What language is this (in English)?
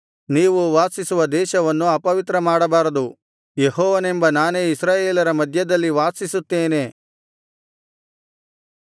Kannada